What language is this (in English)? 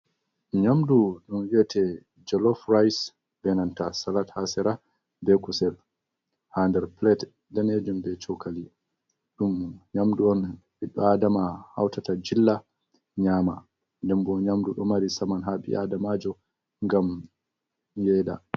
Fula